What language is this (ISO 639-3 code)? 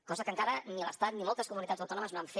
cat